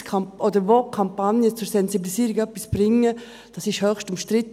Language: Swiss German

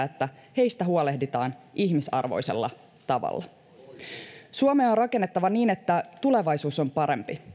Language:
Finnish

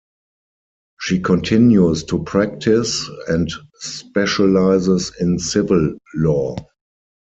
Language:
English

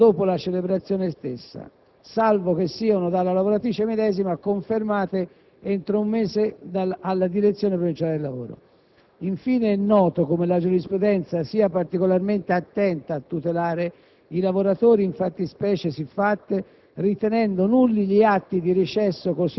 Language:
Italian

